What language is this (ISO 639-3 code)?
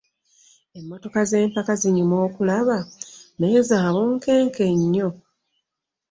lug